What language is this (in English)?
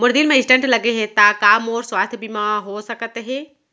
Chhattisgarhi